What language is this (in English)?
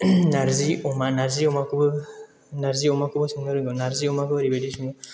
Bodo